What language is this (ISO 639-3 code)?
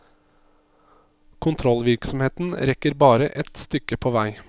nor